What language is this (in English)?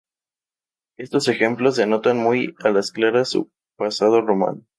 Spanish